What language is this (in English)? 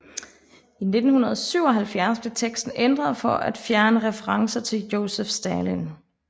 Danish